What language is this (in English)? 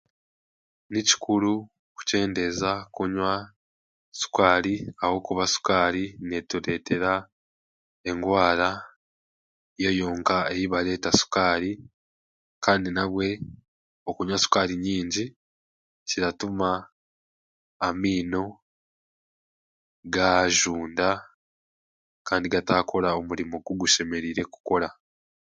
Chiga